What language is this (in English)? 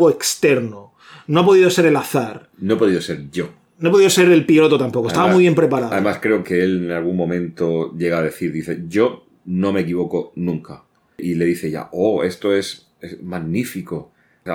Spanish